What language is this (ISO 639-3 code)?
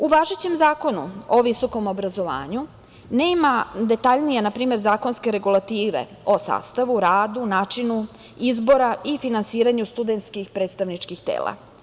srp